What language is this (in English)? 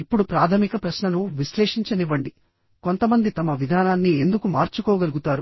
Telugu